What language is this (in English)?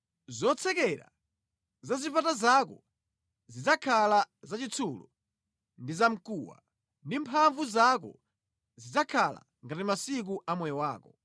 Nyanja